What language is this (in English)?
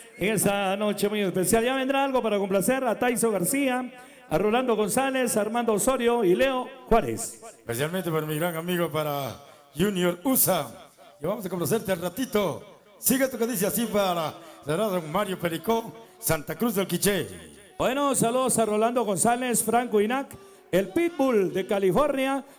Spanish